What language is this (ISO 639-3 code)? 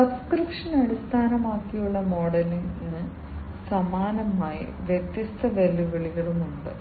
mal